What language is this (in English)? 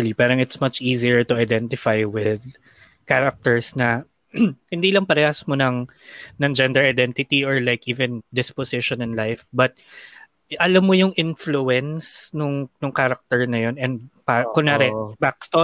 Filipino